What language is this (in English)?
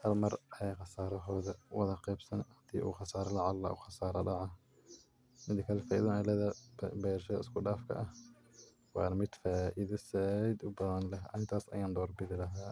Somali